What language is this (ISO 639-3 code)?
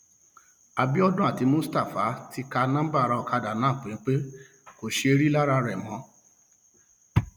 yor